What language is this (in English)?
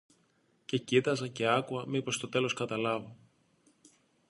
Greek